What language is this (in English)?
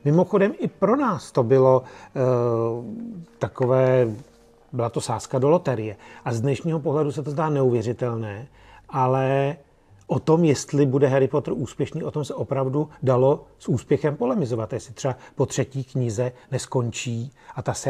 Czech